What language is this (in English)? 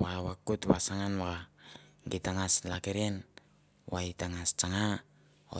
Mandara